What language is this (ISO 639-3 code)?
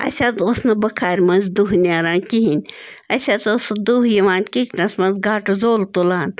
kas